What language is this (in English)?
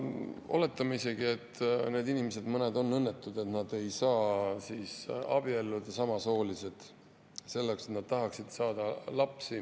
Estonian